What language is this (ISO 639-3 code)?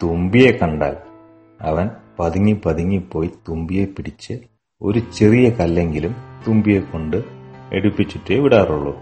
mal